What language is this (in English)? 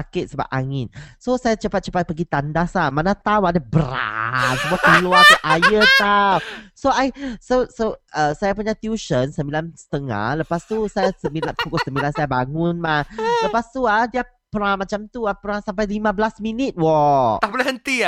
Malay